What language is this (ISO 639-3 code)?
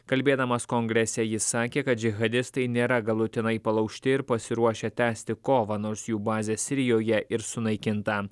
lit